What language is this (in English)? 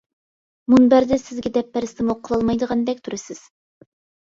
Uyghur